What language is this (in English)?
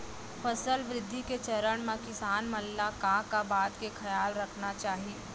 Chhattisgarhi